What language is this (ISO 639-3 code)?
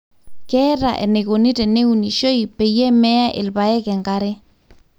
mas